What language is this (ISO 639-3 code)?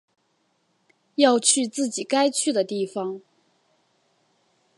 zho